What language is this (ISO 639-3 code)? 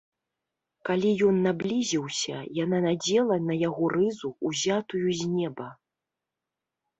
bel